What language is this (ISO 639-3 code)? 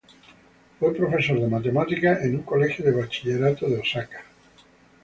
spa